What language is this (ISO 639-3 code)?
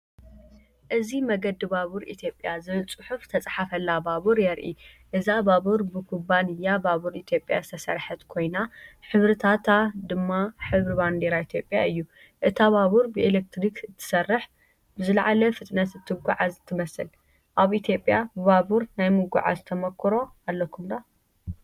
tir